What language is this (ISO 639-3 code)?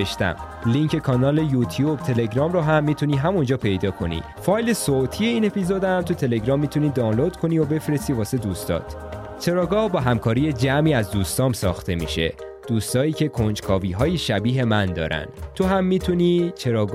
fas